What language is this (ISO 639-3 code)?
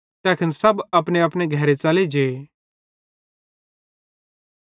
bhd